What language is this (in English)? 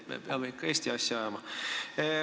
Estonian